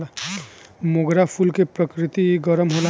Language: Bhojpuri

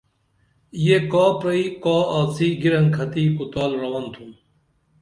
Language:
Dameli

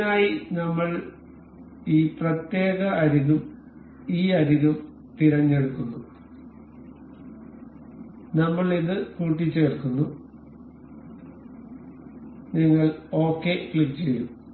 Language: Malayalam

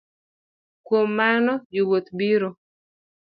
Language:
Luo (Kenya and Tanzania)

